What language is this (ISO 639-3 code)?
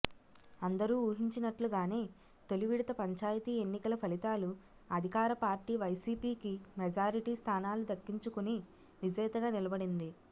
tel